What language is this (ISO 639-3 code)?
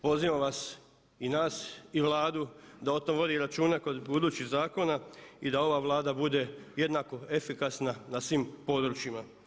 hrv